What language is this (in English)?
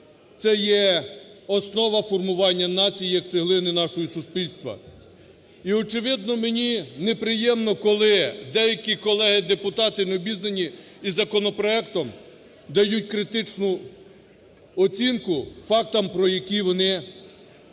Ukrainian